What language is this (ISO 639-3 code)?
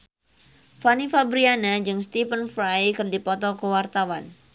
sun